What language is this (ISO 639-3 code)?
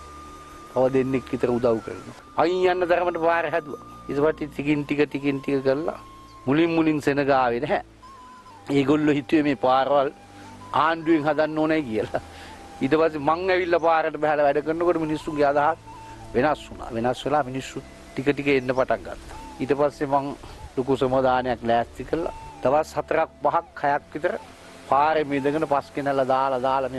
hin